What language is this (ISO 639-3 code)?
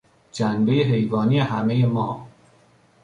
fas